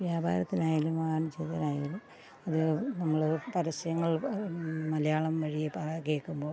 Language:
Malayalam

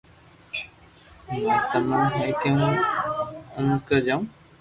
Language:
Loarki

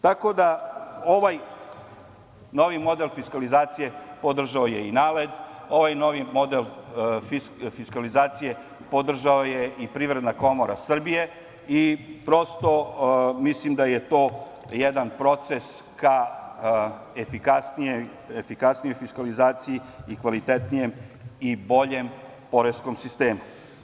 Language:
Serbian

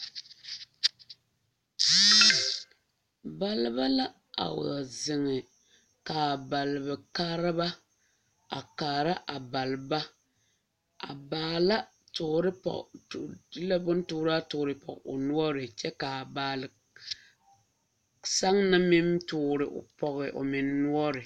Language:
Southern Dagaare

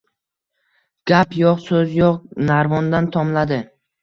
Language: Uzbek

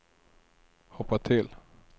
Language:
Swedish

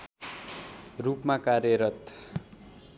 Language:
Nepali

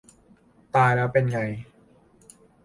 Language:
Thai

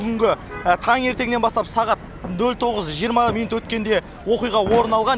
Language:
Kazakh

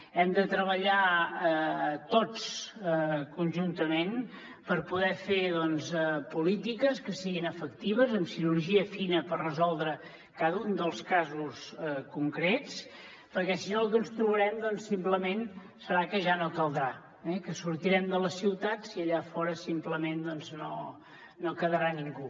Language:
Catalan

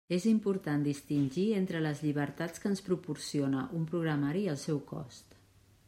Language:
Catalan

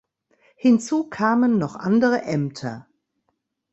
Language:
German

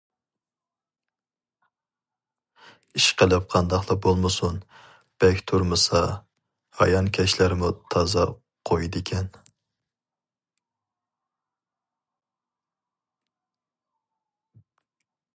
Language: Uyghur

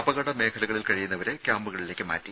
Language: Malayalam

